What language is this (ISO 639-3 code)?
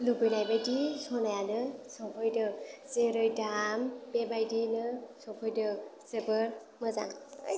brx